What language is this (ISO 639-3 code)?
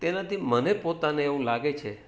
guj